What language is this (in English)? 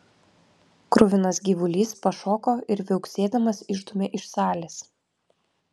Lithuanian